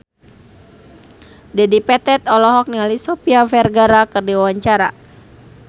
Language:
Sundanese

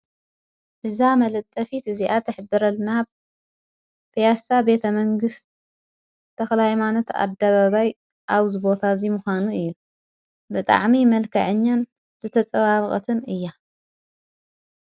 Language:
Tigrinya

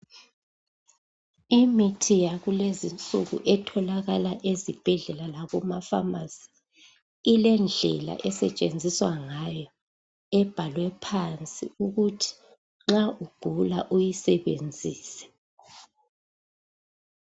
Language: North Ndebele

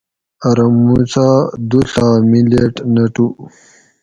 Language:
Gawri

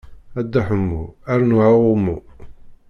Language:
Kabyle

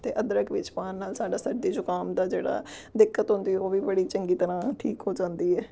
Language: Punjabi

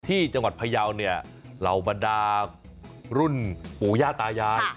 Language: Thai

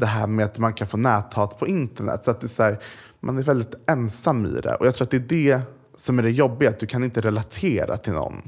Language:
Swedish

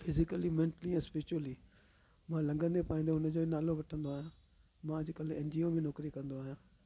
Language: Sindhi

